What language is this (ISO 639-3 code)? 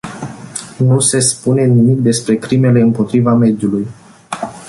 ron